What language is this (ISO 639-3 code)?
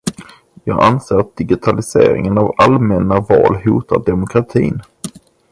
swe